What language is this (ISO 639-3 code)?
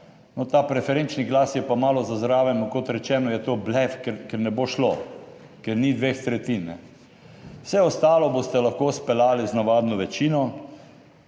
slv